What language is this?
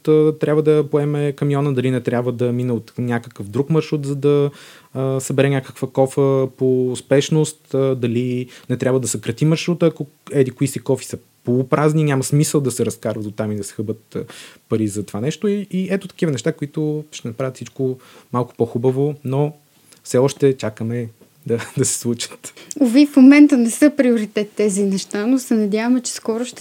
Bulgarian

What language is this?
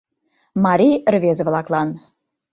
Mari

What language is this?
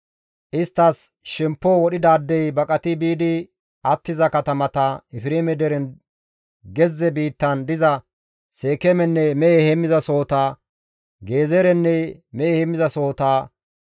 Gamo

